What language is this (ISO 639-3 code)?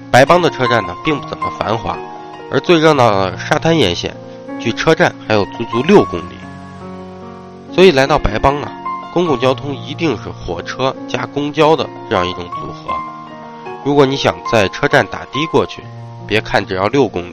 zho